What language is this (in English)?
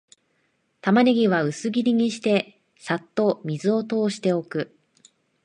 Japanese